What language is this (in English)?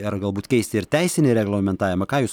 Lithuanian